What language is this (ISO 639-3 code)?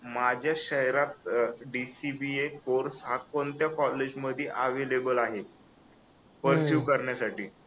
mar